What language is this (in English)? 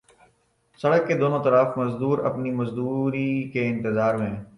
Urdu